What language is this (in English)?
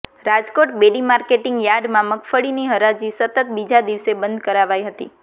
Gujarati